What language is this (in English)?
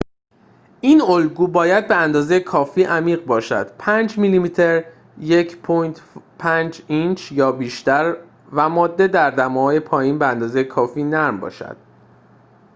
Persian